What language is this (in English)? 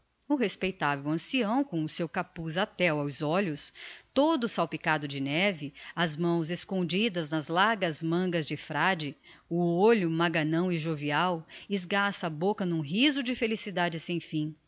Portuguese